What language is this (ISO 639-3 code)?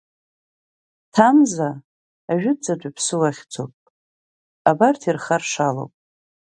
abk